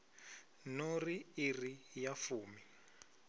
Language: Venda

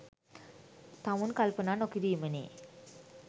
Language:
Sinhala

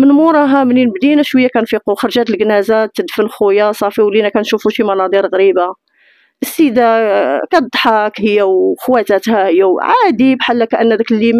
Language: Arabic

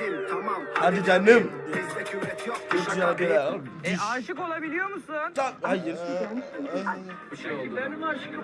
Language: Turkish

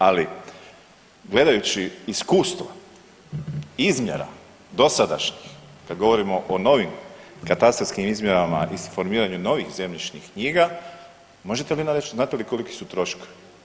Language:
Croatian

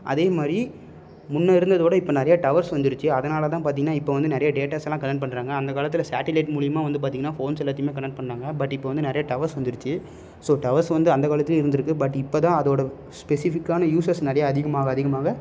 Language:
Tamil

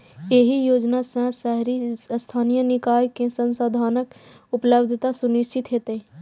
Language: Maithili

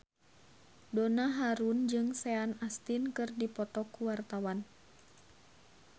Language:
Sundanese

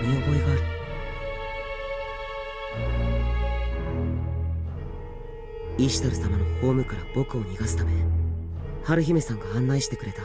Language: Japanese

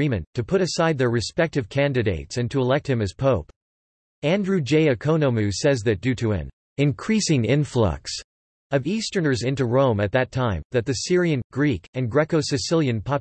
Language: English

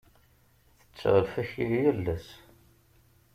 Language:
Kabyle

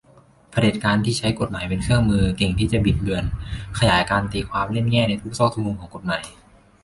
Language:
Thai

